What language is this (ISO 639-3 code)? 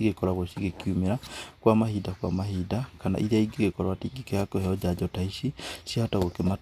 kik